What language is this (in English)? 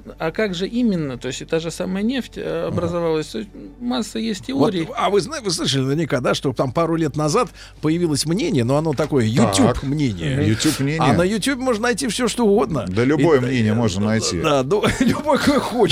Russian